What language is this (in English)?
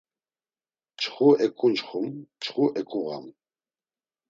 Laz